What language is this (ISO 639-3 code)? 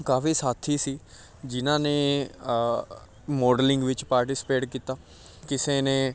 pan